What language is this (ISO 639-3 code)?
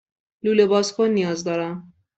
fas